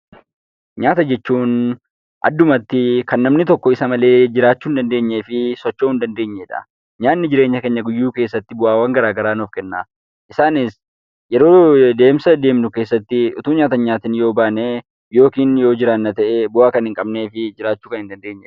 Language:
Oromo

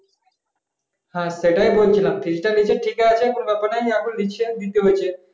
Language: Bangla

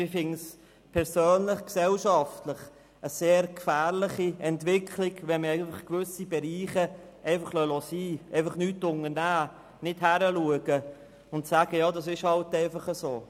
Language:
Swiss German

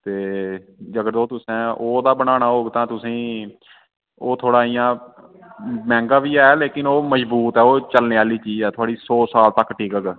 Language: Dogri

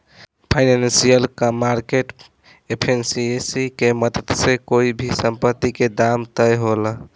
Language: Bhojpuri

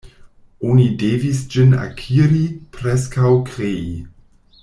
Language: Esperanto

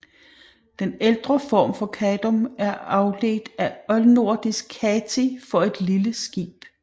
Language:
Danish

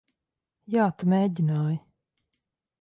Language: Latvian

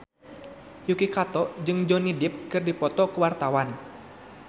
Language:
Sundanese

